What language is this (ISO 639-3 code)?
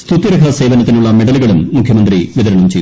mal